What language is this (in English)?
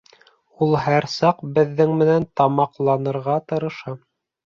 Bashkir